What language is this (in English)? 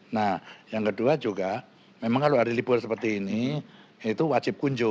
Indonesian